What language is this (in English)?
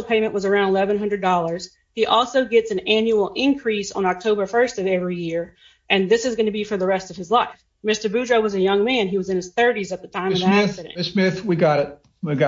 English